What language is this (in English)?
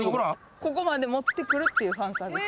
Japanese